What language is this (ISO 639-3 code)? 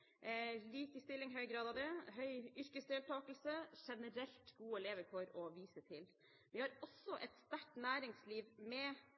nob